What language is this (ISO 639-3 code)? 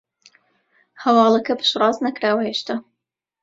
ckb